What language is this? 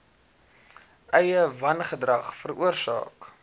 Afrikaans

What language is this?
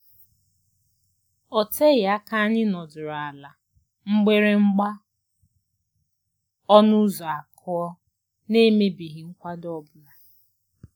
Igbo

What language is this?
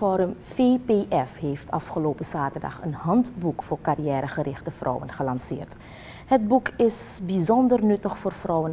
Dutch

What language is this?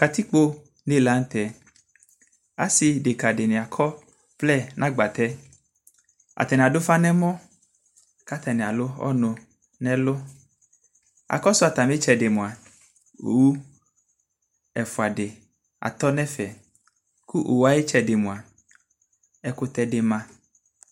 Ikposo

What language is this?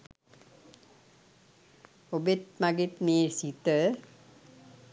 Sinhala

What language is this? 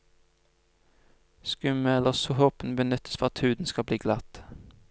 Norwegian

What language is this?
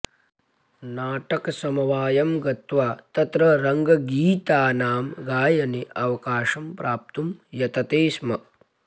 Sanskrit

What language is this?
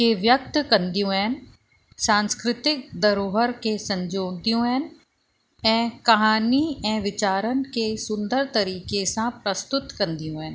Sindhi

